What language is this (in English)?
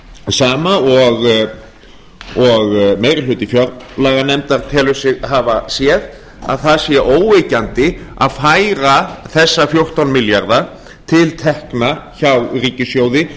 Icelandic